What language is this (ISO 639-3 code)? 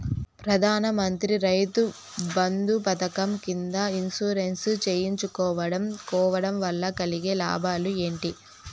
tel